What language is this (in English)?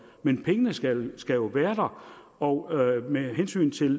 Danish